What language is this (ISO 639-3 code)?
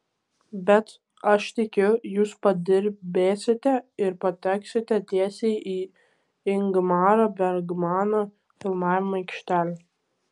lit